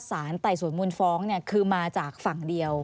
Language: Thai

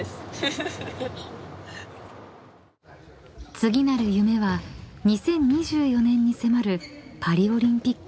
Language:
Japanese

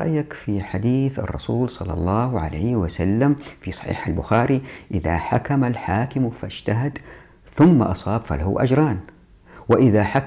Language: Arabic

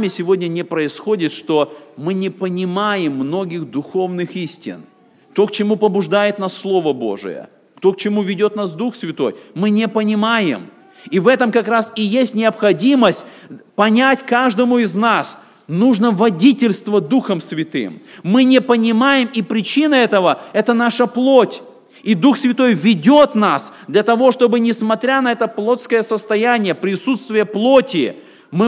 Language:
Russian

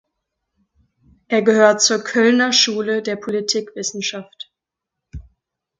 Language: German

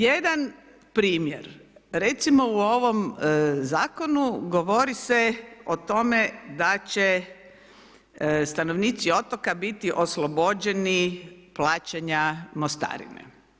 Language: Croatian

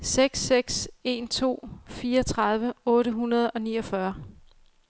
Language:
Danish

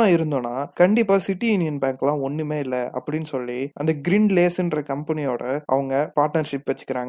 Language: Tamil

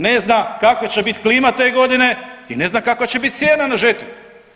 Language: Croatian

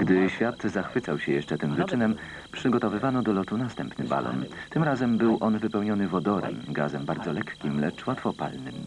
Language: Polish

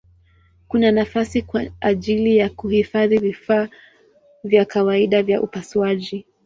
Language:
Swahili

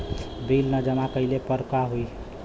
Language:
Bhojpuri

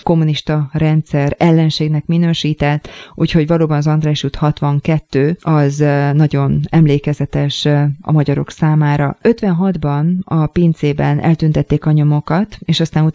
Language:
Hungarian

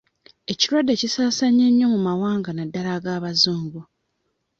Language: Ganda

